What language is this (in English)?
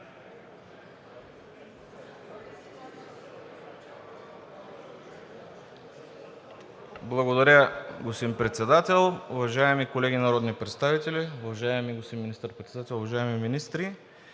Bulgarian